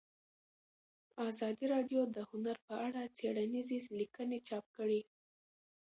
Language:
Pashto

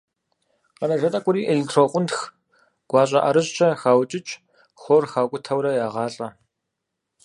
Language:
Kabardian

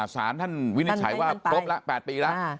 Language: Thai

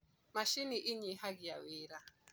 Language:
Kikuyu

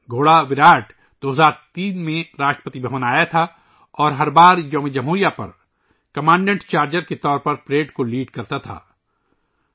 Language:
Urdu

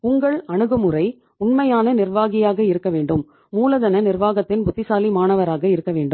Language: Tamil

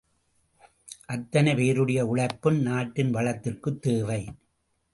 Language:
Tamil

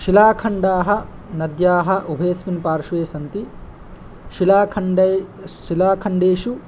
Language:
Sanskrit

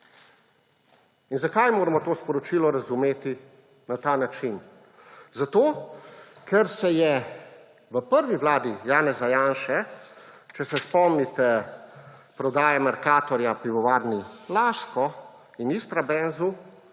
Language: Slovenian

